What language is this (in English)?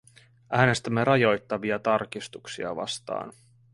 Finnish